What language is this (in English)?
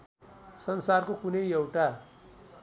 Nepali